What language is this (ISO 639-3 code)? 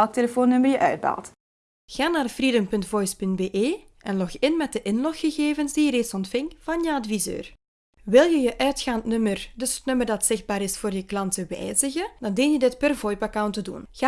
nld